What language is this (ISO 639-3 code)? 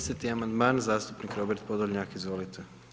hrv